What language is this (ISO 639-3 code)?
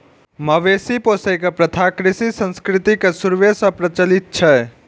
mai